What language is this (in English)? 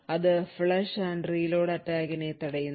Malayalam